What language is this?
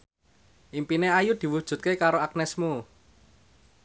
Javanese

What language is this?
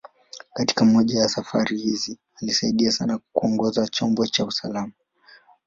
Swahili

